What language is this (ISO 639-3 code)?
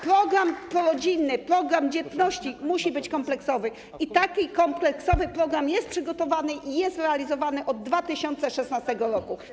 pol